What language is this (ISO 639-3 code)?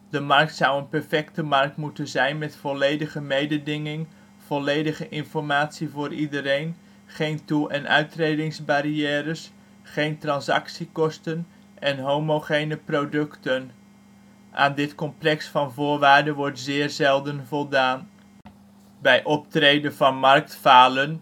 nld